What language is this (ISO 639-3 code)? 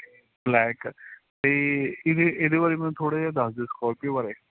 pan